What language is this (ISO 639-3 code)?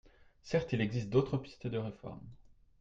fra